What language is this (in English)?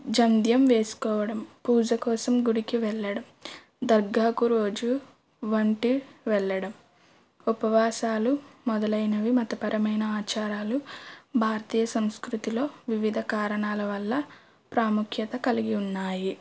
Telugu